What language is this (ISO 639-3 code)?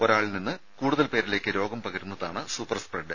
mal